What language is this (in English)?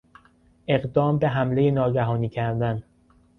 Persian